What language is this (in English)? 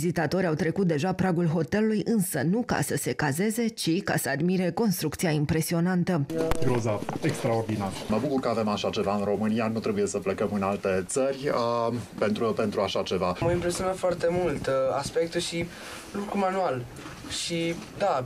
Romanian